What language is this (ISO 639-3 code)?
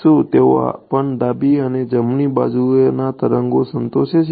guj